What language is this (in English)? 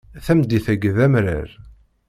Kabyle